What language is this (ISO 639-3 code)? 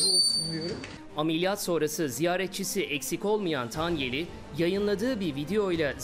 tur